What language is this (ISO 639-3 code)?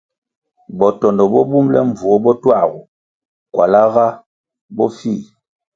nmg